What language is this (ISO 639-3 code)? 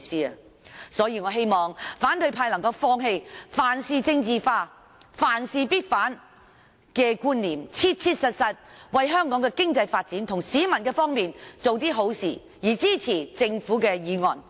yue